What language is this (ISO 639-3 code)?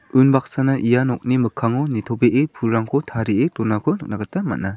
grt